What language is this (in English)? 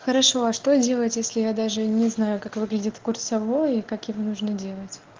Russian